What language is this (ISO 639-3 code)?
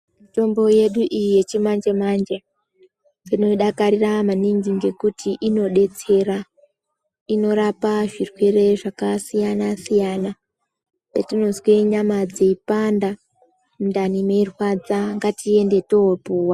ndc